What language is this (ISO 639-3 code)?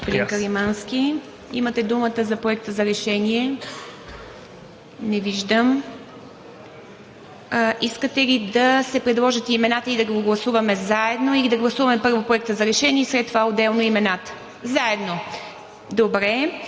bul